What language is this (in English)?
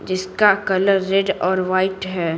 Hindi